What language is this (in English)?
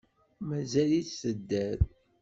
Kabyle